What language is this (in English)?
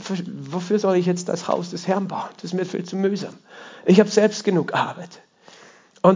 German